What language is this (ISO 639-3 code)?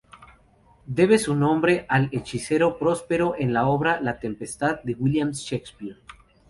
spa